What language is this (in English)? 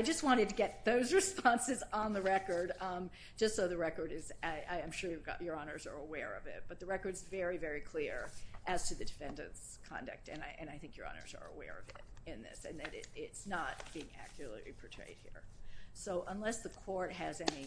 English